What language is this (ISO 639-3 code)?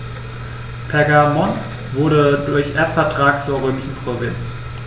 deu